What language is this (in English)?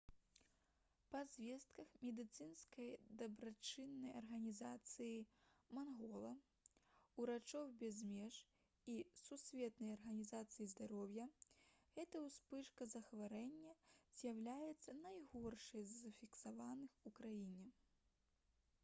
Belarusian